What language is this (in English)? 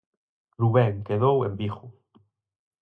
Galician